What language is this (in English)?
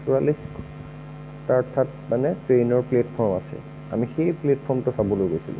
Assamese